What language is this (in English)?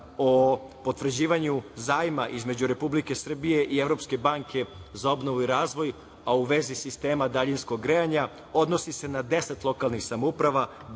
Serbian